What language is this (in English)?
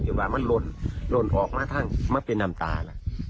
Thai